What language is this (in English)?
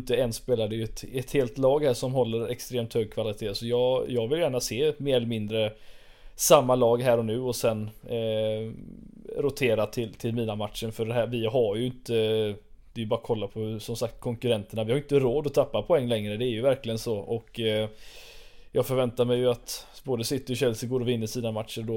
Swedish